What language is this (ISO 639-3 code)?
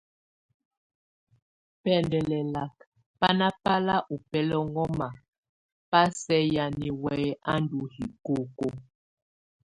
tvu